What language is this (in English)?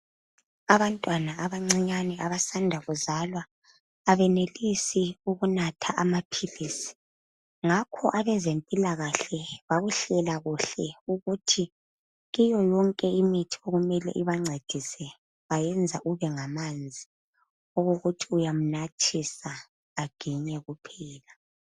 North Ndebele